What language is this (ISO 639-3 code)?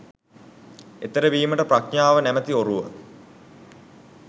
sin